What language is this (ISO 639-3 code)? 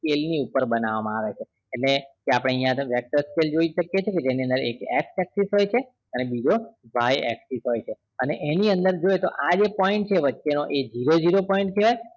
guj